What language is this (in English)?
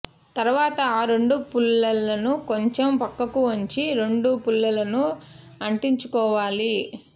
Telugu